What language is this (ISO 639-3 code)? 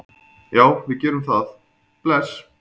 isl